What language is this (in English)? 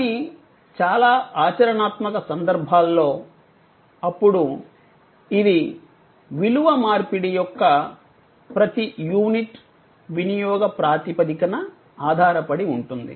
Telugu